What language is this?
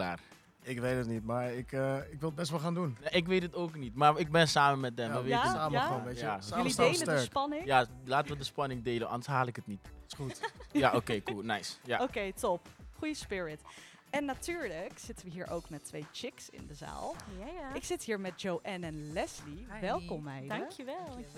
Dutch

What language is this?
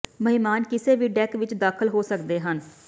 Punjabi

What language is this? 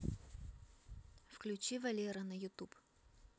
Russian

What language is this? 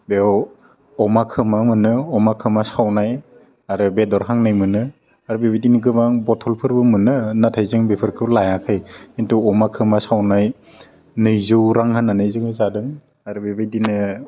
Bodo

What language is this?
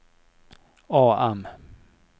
Norwegian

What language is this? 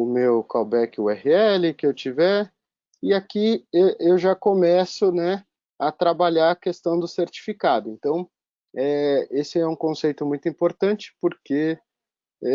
Portuguese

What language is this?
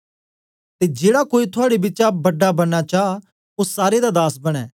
Dogri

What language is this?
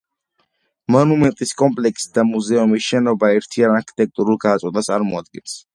Georgian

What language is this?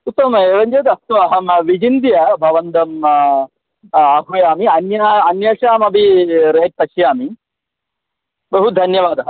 Sanskrit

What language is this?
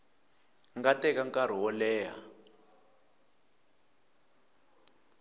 Tsonga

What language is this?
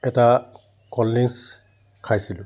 Assamese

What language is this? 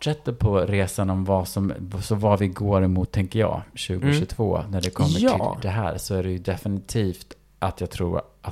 Swedish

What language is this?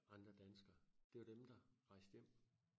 Danish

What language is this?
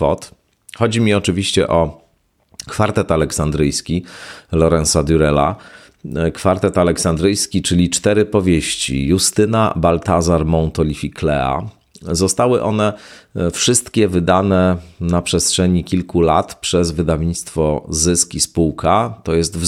Polish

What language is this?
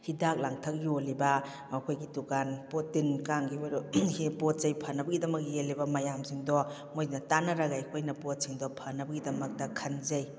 Manipuri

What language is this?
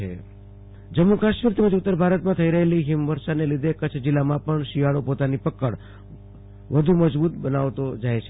Gujarati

